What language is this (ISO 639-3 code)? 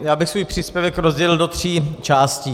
ces